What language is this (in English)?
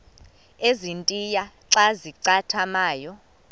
Xhosa